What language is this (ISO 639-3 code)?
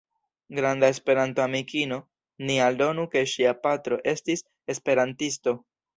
epo